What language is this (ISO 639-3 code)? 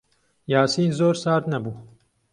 ckb